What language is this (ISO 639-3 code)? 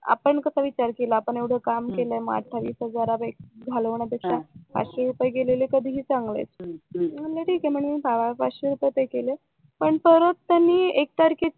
mar